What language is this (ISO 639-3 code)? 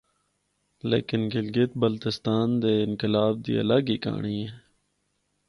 hno